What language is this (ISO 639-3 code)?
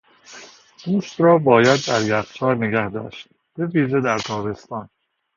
fas